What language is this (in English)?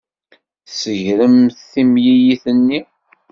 Kabyle